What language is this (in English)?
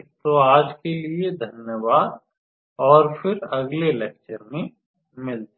Hindi